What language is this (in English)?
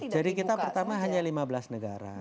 Indonesian